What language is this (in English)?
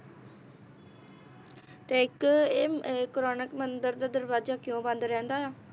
Punjabi